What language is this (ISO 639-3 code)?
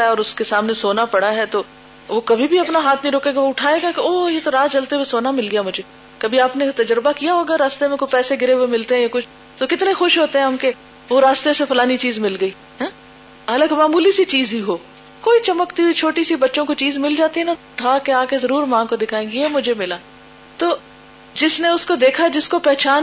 urd